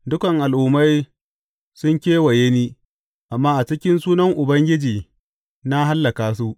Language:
Hausa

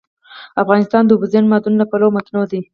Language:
Pashto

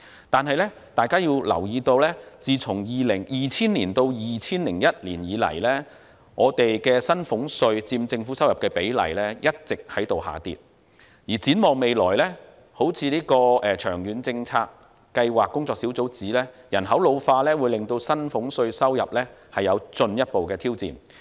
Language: Cantonese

